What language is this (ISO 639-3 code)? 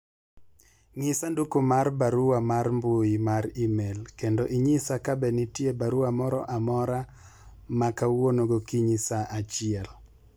luo